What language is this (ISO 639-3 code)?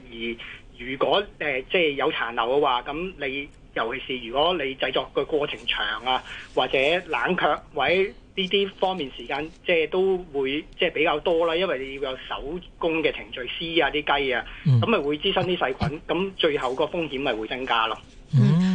zho